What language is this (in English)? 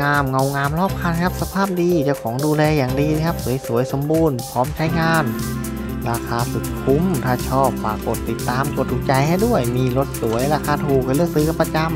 Thai